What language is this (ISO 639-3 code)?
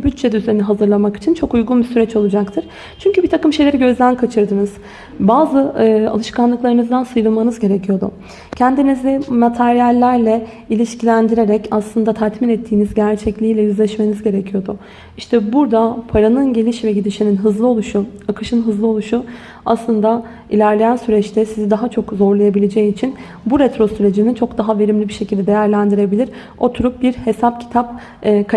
tur